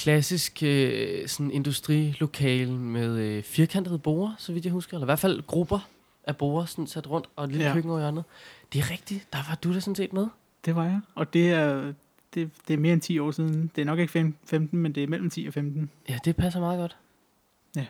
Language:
Danish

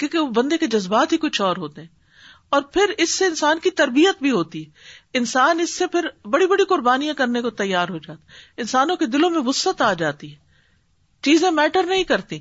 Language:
Urdu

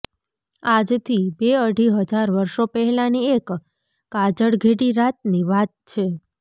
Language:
Gujarati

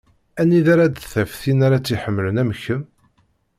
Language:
Kabyle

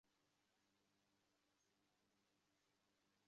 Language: Bangla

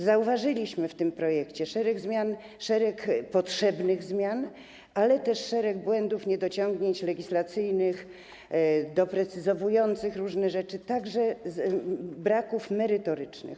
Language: Polish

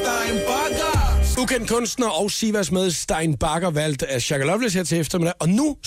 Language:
Danish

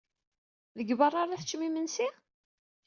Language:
Kabyle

